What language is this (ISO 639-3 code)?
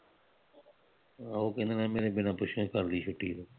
pan